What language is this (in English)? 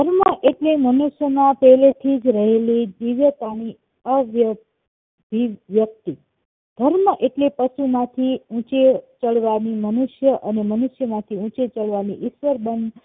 Gujarati